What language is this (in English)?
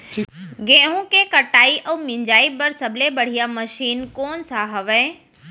Chhattisgarhi